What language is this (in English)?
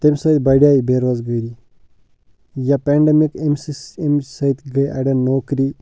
Kashmiri